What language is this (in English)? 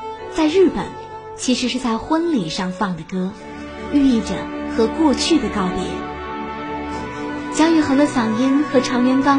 Chinese